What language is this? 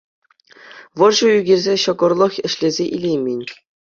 Chuvash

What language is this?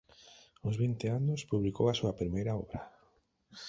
Galician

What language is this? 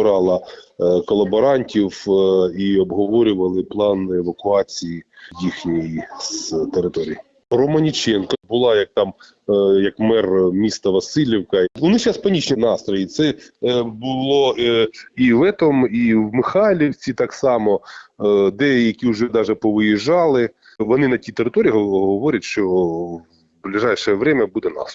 Ukrainian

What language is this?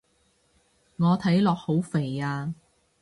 Cantonese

